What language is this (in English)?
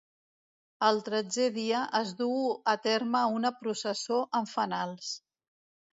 Catalan